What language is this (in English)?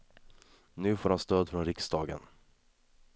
Swedish